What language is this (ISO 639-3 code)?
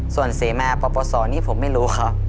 tha